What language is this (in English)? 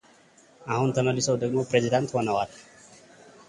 Amharic